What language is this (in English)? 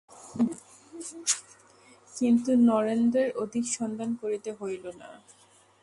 Bangla